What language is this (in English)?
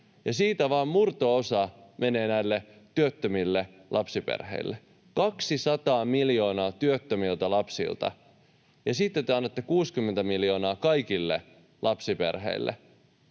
Finnish